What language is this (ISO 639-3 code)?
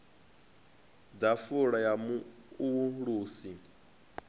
ven